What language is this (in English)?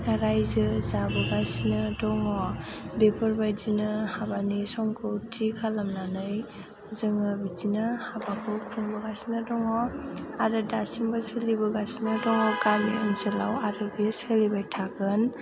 Bodo